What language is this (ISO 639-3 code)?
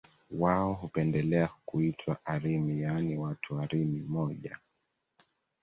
swa